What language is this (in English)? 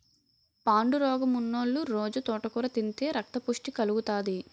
Telugu